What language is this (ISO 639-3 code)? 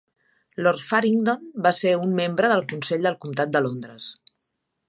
cat